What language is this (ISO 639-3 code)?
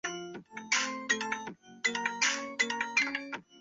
zho